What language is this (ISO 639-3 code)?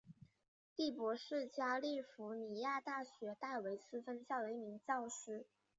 zho